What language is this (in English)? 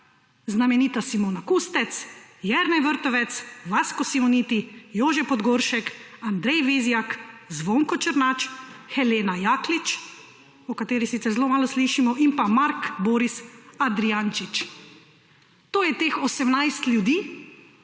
Slovenian